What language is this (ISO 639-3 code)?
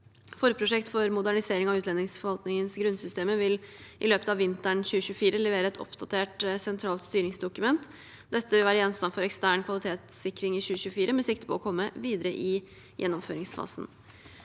nor